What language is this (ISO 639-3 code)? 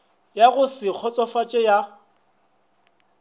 nso